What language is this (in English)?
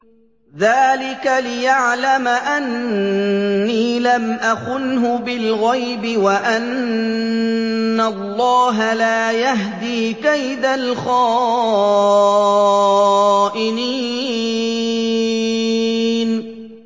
Arabic